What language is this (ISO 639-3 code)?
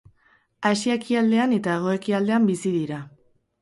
eus